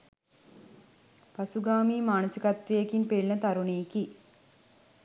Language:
Sinhala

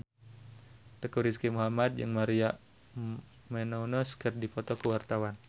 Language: Sundanese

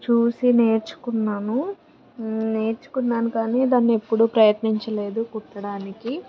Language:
Telugu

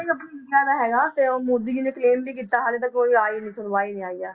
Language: Punjabi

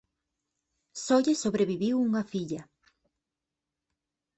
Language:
Galician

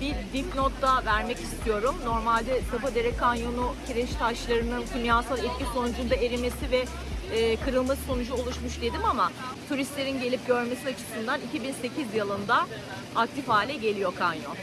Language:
Turkish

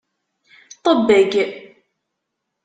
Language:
Kabyle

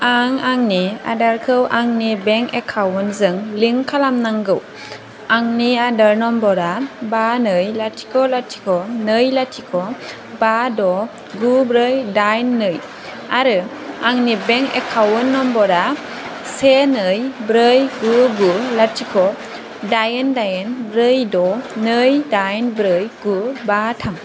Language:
Bodo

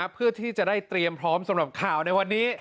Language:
Thai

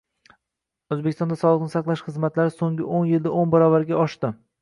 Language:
Uzbek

